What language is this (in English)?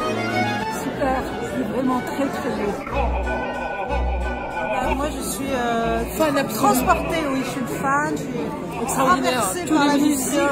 French